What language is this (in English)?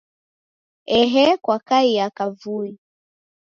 Taita